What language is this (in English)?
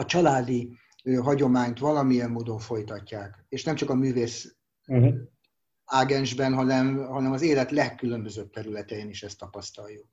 Hungarian